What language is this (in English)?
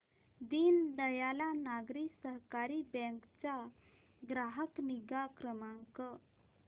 Marathi